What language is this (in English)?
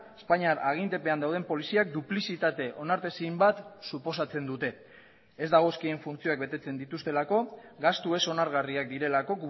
Basque